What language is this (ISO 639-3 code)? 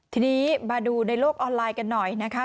tha